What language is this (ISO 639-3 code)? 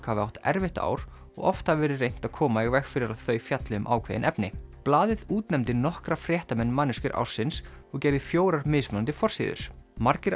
isl